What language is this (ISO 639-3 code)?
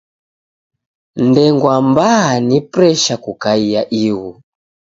dav